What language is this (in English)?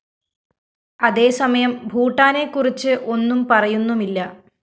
Malayalam